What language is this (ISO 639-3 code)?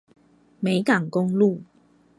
zho